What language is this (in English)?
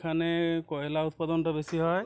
Bangla